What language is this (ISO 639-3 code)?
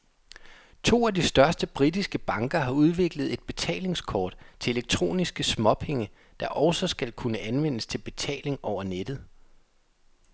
dan